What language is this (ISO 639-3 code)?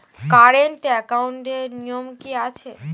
ben